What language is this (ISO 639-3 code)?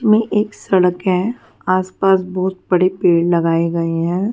hin